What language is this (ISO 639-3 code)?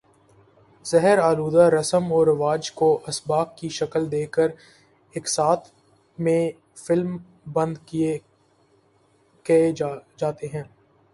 urd